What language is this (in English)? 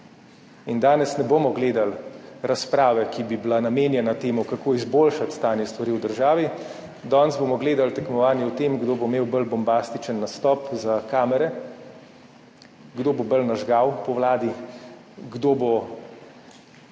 Slovenian